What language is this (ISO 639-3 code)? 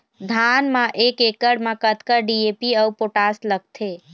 hne